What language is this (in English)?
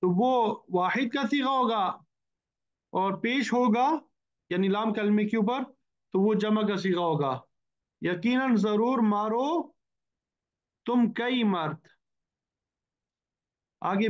Arabic